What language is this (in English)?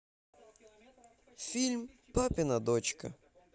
Russian